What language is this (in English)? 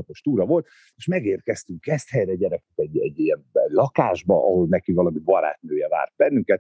Hungarian